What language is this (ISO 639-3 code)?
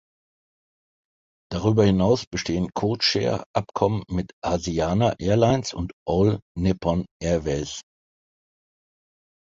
deu